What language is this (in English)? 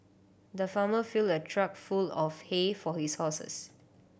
English